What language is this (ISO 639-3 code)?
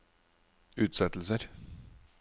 nor